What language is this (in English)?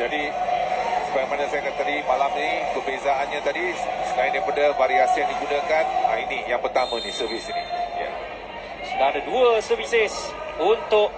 Malay